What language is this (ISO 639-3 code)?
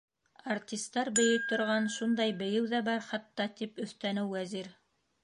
bak